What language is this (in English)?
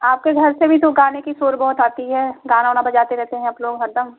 Hindi